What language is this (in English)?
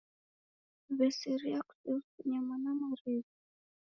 Taita